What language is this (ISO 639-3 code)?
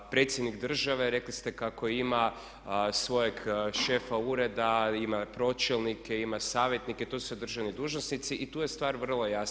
hrv